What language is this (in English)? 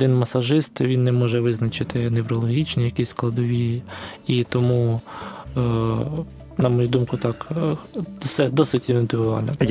Ukrainian